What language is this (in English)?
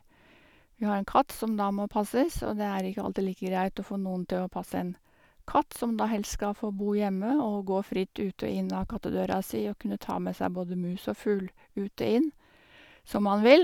Norwegian